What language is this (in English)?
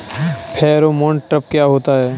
Hindi